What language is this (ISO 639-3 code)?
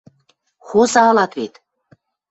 mrj